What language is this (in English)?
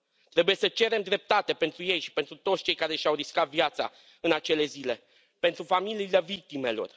Romanian